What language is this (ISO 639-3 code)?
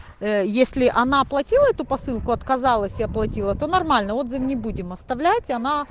rus